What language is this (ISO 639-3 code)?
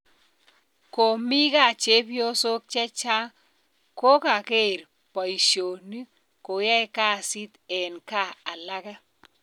kln